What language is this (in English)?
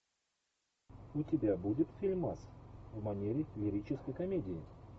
Russian